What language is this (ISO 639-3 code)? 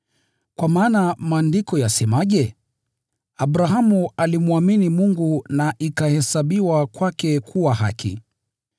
swa